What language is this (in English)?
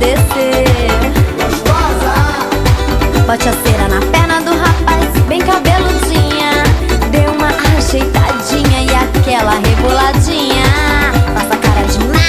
Portuguese